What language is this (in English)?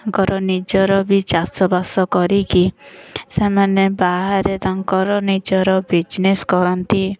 Odia